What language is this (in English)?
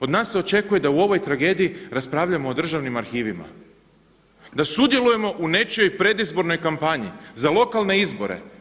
Croatian